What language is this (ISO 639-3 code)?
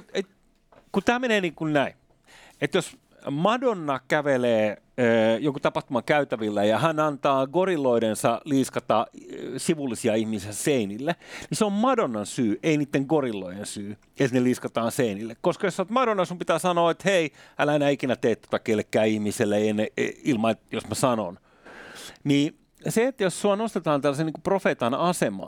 fin